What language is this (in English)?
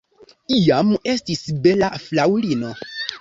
Esperanto